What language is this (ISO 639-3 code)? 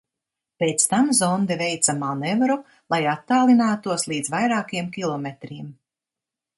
lav